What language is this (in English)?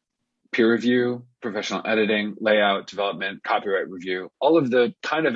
English